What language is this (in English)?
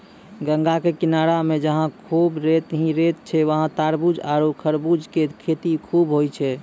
Maithili